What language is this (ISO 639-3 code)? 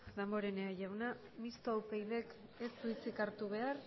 eus